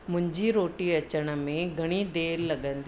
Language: Sindhi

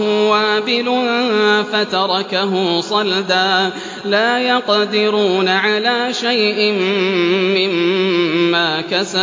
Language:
Arabic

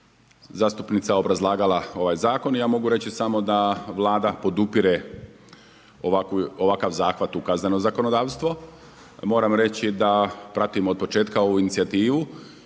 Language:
Croatian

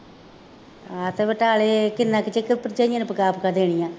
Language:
Punjabi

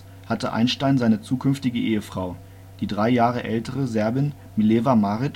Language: German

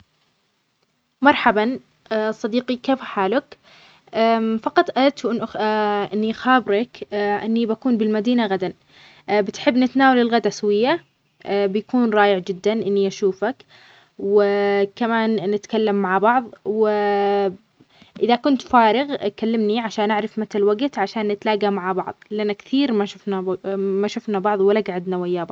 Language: Omani Arabic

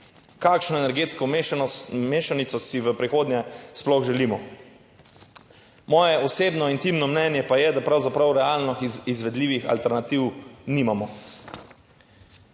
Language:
Slovenian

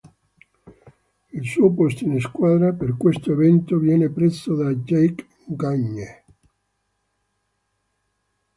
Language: Italian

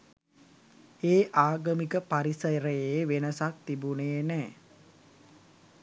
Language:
Sinhala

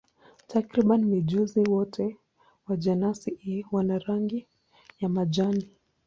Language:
Swahili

